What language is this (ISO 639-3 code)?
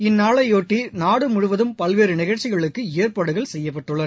tam